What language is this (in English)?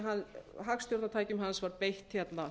Icelandic